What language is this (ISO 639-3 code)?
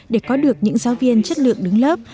vie